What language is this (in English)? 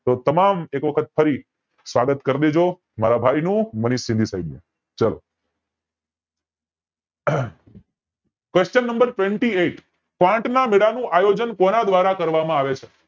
Gujarati